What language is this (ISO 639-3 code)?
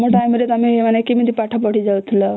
ori